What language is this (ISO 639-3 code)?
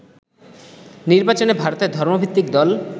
ben